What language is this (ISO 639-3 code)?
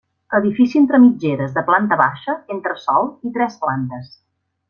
cat